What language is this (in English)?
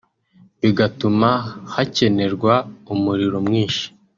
Kinyarwanda